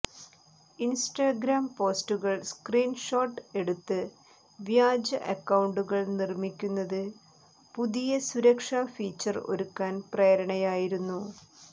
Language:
Malayalam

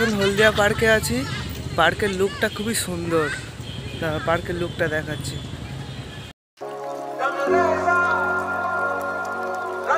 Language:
Arabic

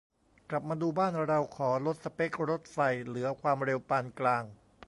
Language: Thai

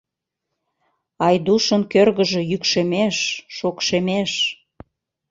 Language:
Mari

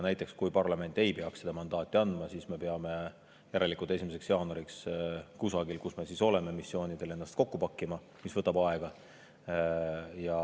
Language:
Estonian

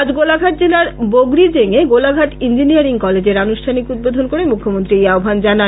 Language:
Bangla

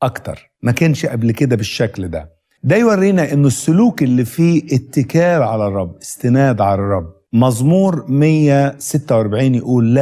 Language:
Arabic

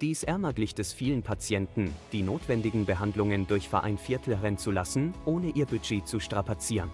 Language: German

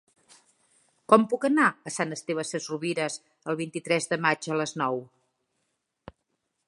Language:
Catalan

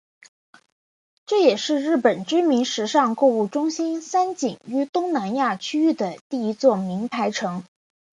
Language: Chinese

